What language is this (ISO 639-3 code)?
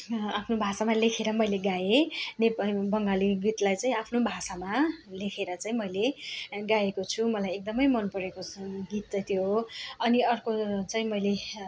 nep